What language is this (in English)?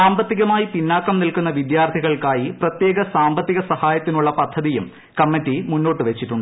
Malayalam